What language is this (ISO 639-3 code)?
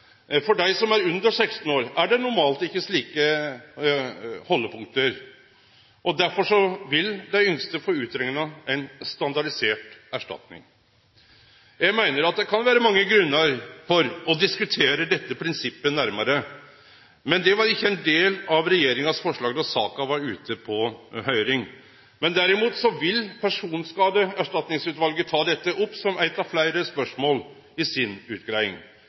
nno